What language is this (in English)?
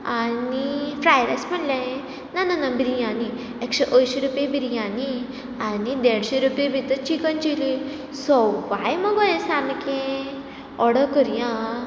Konkani